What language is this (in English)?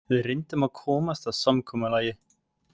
Icelandic